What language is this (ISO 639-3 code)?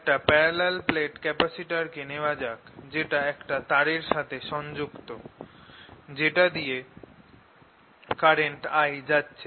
ben